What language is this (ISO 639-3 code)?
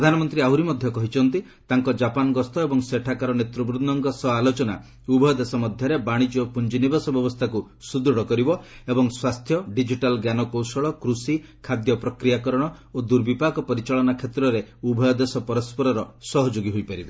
ori